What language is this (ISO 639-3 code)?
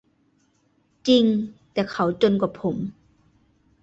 tha